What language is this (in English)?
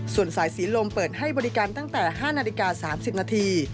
Thai